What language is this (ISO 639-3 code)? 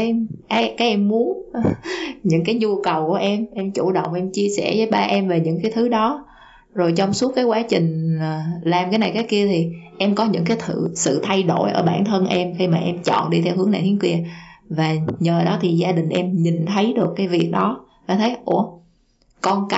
vie